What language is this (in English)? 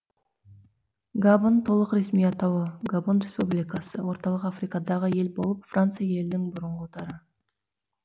Kazakh